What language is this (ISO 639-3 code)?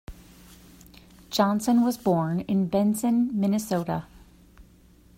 eng